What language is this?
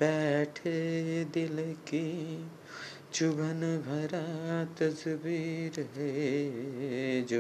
Bangla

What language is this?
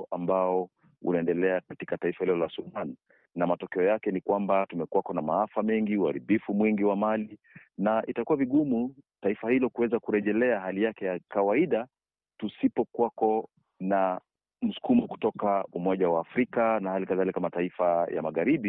Swahili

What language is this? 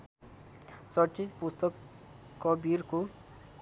Nepali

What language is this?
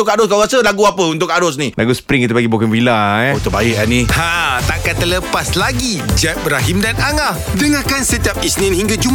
Malay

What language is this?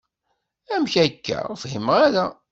Kabyle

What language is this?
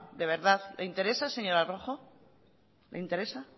Spanish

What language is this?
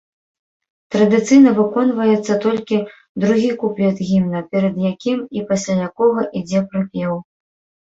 Belarusian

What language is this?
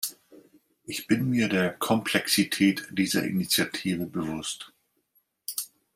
German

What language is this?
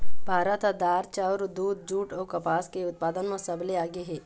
Chhattisgarhi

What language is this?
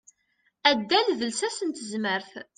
Kabyle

